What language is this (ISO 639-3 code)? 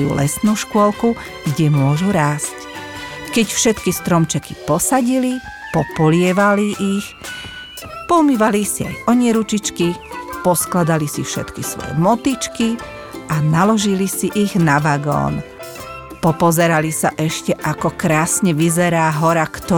slk